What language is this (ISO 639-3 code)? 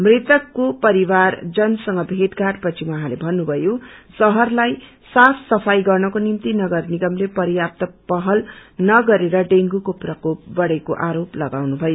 nep